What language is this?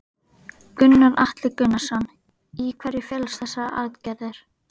Icelandic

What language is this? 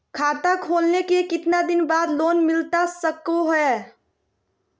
Magahi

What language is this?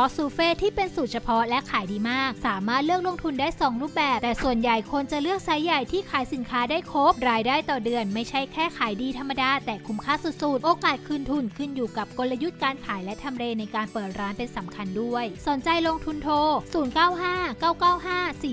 Thai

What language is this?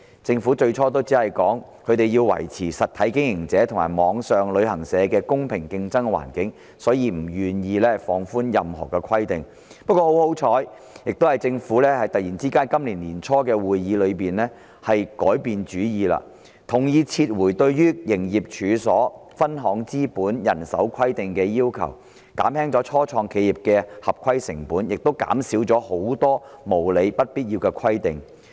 Cantonese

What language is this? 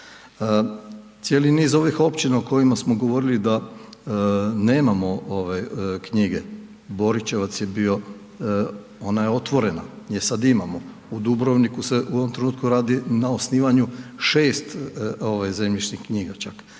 Croatian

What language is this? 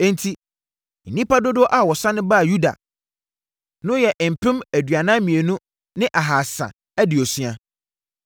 Akan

